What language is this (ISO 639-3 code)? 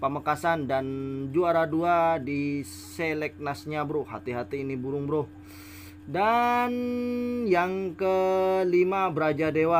ind